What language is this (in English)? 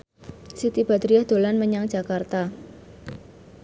Javanese